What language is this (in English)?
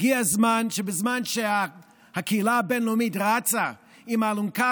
Hebrew